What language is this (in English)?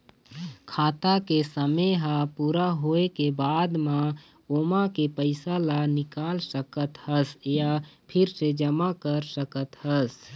Chhattisgarhi